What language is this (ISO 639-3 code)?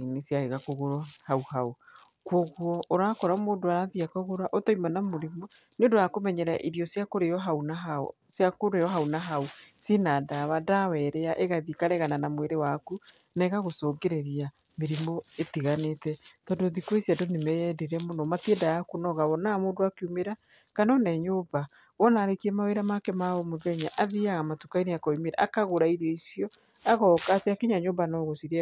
kik